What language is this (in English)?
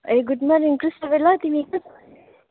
Nepali